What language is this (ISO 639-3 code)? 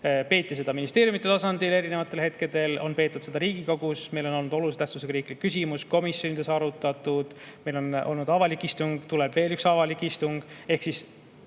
est